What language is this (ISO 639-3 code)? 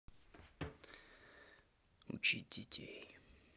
rus